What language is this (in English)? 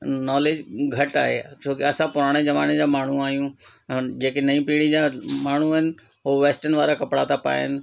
Sindhi